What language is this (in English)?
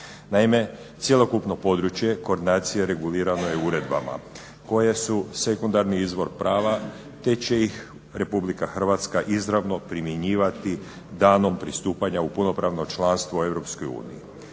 Croatian